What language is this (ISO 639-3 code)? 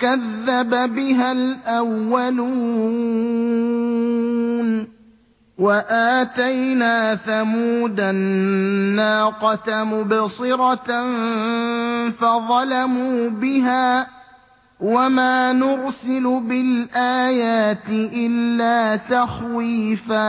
ara